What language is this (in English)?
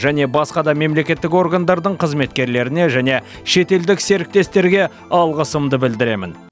Kazakh